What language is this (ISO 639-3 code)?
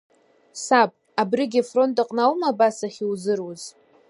abk